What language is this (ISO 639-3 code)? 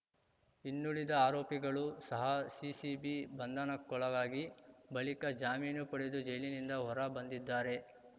kan